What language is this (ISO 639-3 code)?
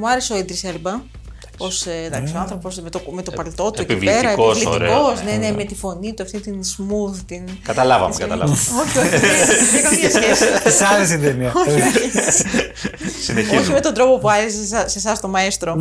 ell